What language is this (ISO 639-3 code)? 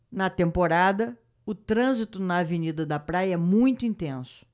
por